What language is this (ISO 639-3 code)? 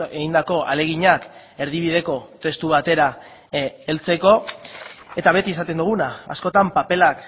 eus